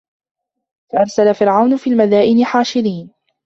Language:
Arabic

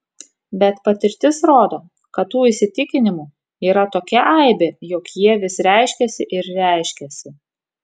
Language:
Lithuanian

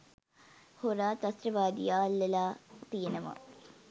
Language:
Sinhala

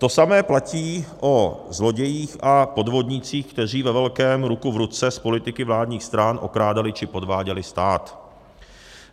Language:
Czech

